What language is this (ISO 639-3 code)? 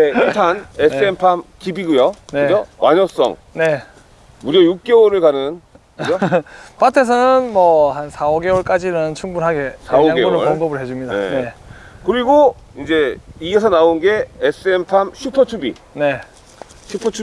kor